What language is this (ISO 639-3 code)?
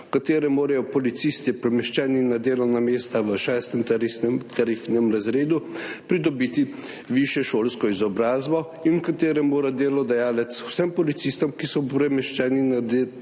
slv